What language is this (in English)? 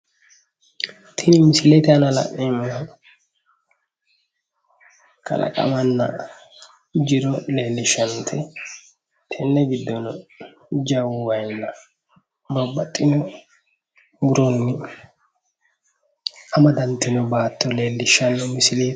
Sidamo